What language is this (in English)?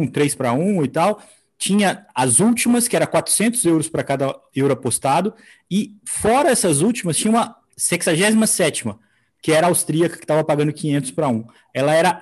Portuguese